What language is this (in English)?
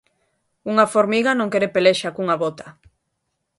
Galician